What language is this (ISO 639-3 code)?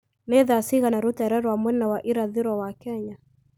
kik